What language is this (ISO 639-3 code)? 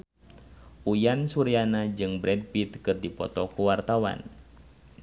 sun